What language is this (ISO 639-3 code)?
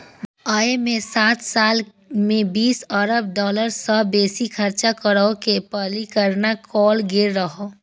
mai